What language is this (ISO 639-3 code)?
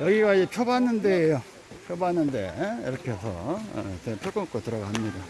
kor